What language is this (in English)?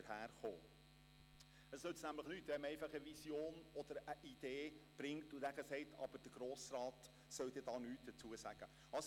Swiss German